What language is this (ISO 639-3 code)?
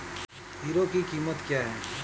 hin